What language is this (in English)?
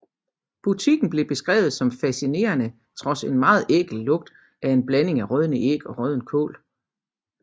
Danish